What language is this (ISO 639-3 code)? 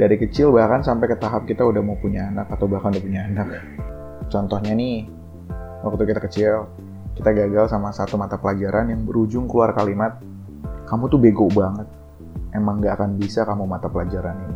ind